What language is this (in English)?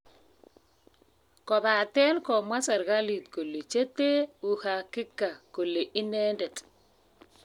Kalenjin